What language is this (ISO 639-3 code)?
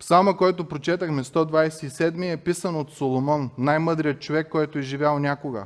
bul